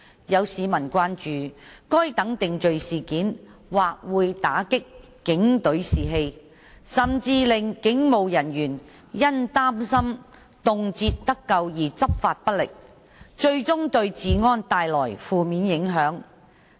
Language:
Cantonese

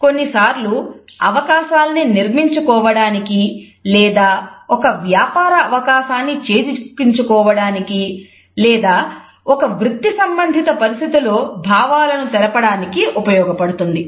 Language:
Telugu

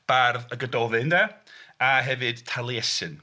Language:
Welsh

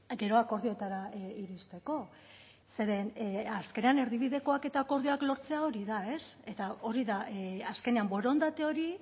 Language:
Basque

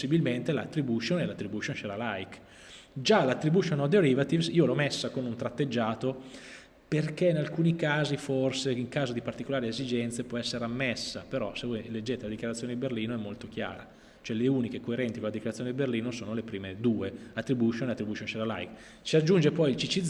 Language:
Italian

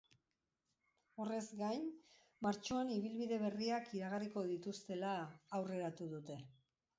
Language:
Basque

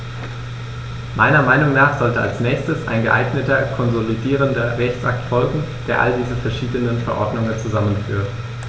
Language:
German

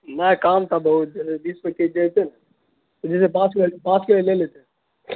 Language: Urdu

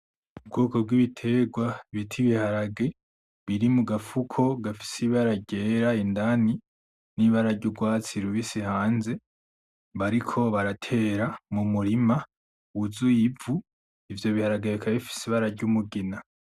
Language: Rundi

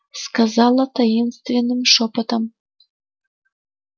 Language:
Russian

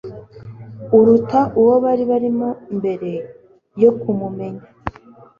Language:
Kinyarwanda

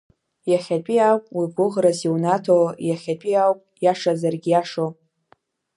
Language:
Abkhazian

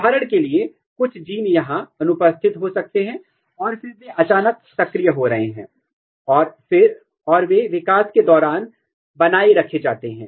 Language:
Hindi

